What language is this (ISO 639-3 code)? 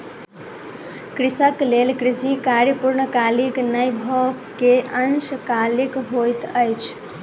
mai